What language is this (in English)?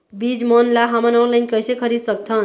Chhattisgarhi